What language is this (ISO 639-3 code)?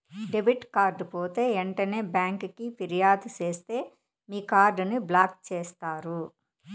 tel